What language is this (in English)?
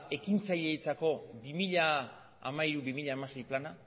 Basque